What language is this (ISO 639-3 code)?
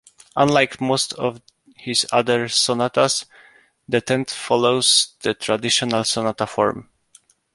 eng